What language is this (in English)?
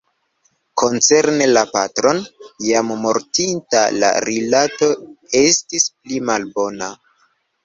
Esperanto